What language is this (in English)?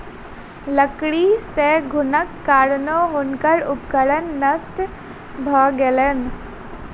Maithili